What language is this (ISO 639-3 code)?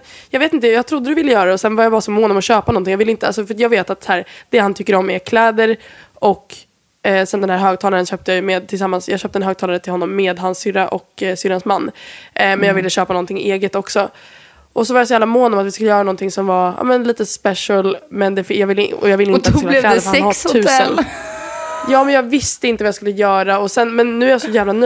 swe